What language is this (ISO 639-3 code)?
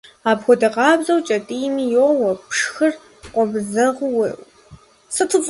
kbd